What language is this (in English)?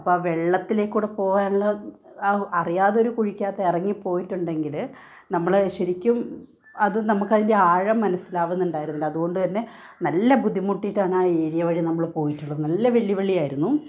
Malayalam